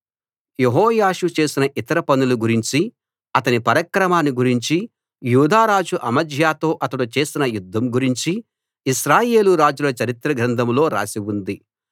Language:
Telugu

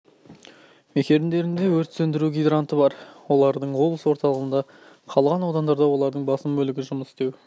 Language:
Kazakh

